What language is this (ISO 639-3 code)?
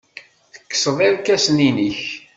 kab